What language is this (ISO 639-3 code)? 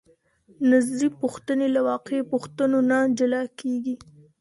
pus